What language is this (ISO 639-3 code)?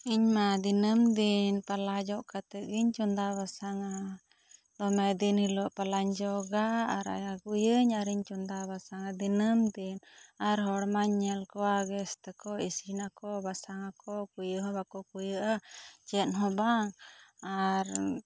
sat